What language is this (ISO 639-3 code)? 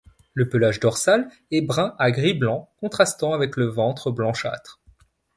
fra